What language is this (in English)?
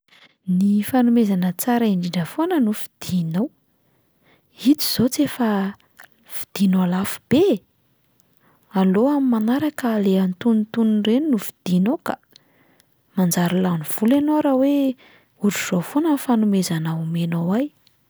Malagasy